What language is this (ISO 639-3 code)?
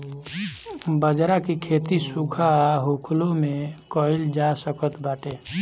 bho